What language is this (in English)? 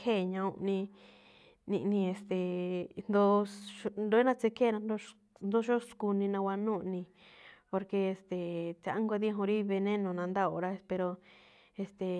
Malinaltepec Me'phaa